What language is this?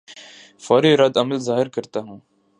Urdu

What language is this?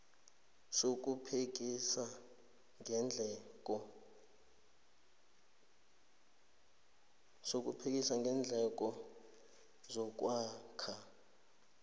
South Ndebele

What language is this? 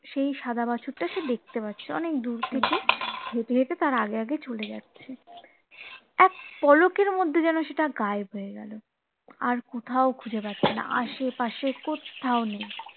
Bangla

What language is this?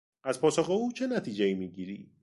Persian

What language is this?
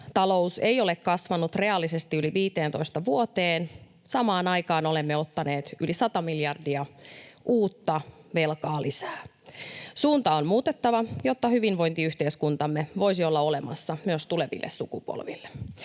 Finnish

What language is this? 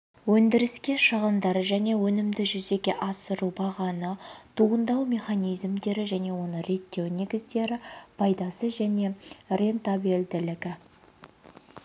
Kazakh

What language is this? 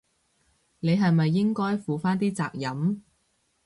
Cantonese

